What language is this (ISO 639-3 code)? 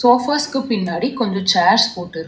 tam